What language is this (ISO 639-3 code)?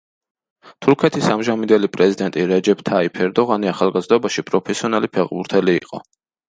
kat